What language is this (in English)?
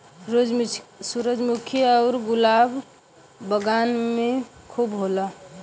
Bhojpuri